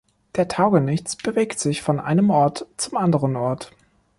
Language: German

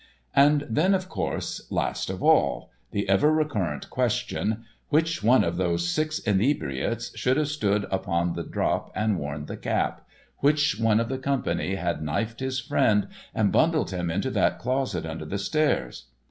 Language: English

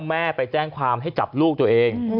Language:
Thai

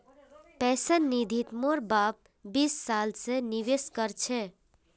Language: Magahi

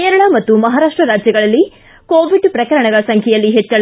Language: Kannada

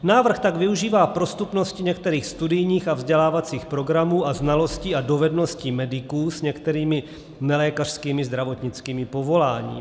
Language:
Czech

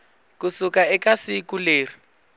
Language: Tsonga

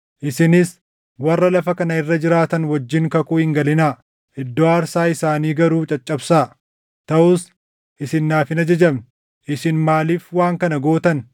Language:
Oromo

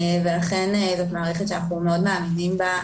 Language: Hebrew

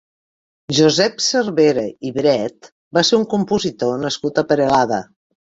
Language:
Catalan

